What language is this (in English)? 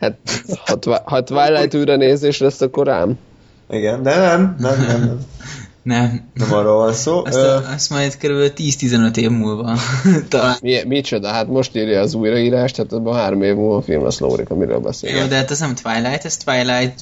Hungarian